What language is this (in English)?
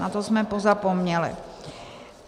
Czech